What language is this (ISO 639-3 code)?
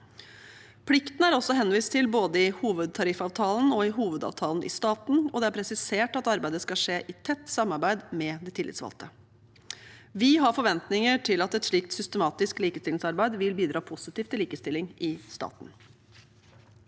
nor